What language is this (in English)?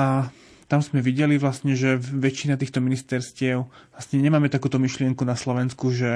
Slovak